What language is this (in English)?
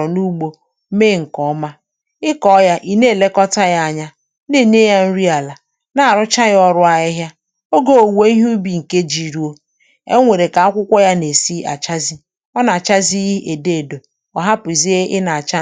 Igbo